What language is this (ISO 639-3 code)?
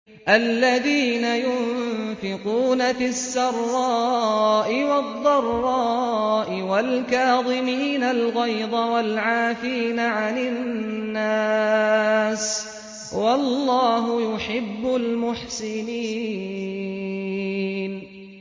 ara